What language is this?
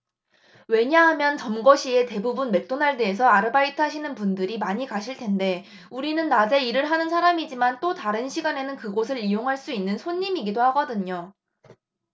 Korean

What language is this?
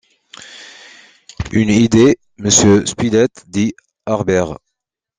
French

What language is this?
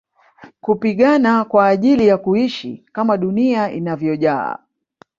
Swahili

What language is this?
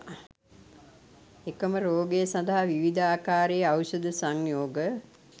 Sinhala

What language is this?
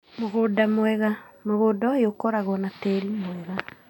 Kikuyu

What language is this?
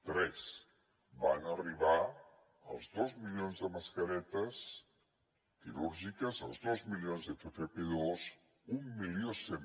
Catalan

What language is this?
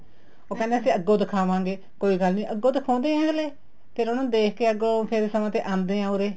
Punjabi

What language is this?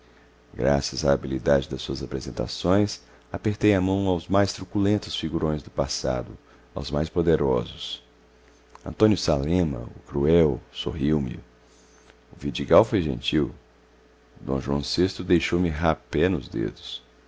Portuguese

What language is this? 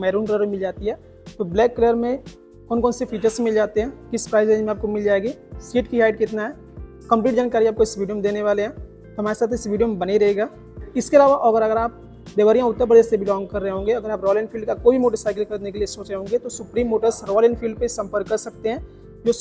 Hindi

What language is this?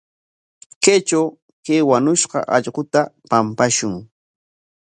Corongo Ancash Quechua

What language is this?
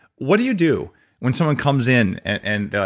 English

